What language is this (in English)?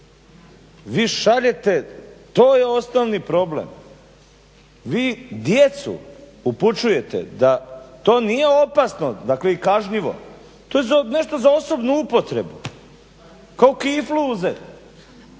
Croatian